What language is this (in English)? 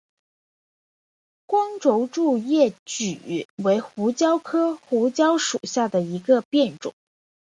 Chinese